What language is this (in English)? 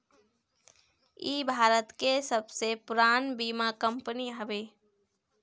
Bhojpuri